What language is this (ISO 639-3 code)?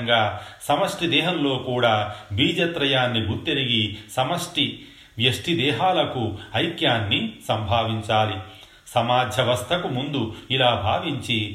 tel